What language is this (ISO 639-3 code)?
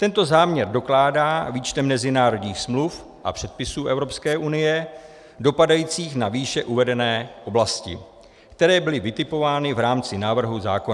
ces